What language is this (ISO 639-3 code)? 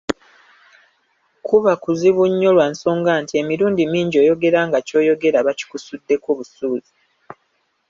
lug